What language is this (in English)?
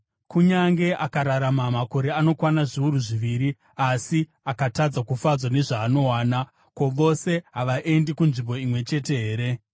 Shona